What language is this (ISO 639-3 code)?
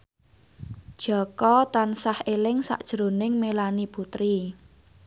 jav